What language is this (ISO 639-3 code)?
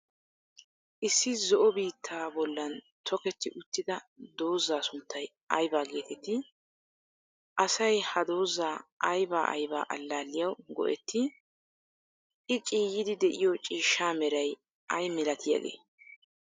wal